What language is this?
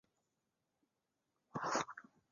Chinese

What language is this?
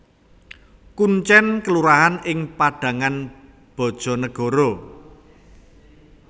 Javanese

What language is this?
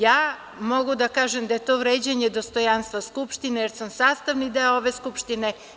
Serbian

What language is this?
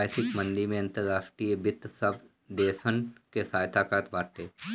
Bhojpuri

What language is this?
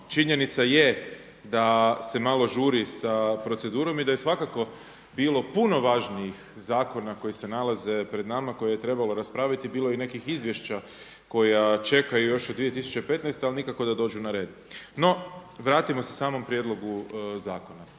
Croatian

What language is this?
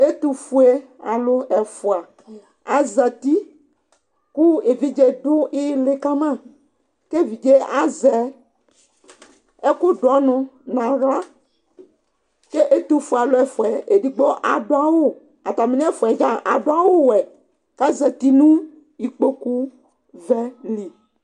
Ikposo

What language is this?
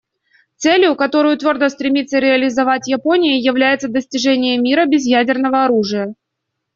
Russian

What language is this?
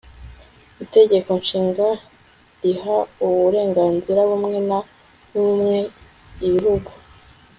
Kinyarwanda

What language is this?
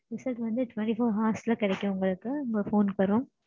Tamil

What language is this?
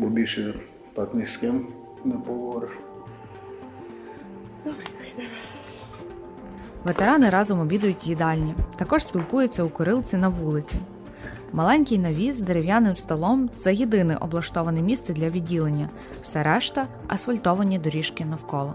Ukrainian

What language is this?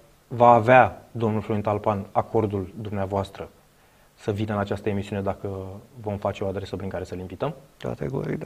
Romanian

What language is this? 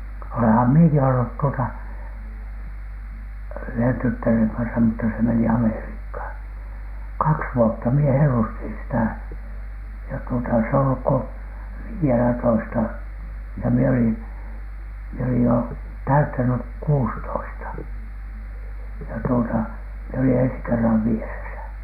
Finnish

